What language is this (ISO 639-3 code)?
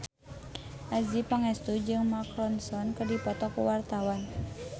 sun